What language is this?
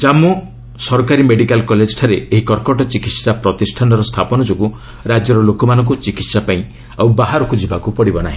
Odia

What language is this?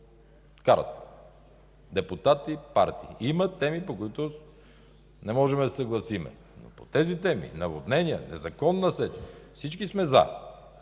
Bulgarian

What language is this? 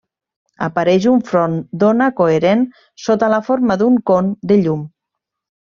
Catalan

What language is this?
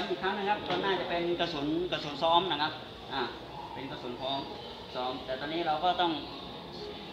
Thai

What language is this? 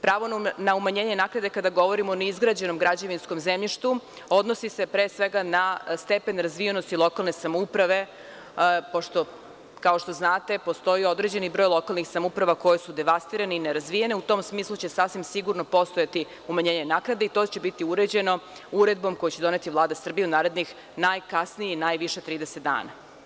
Serbian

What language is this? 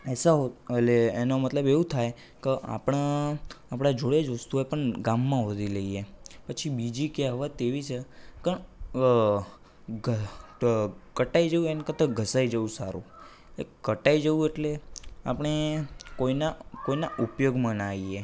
Gujarati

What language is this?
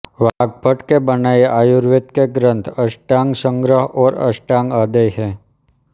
Hindi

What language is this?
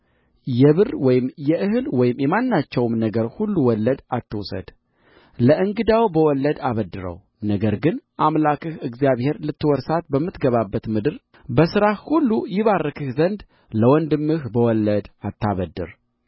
Amharic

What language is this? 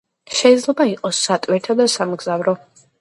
Georgian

